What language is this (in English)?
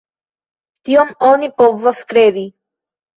Esperanto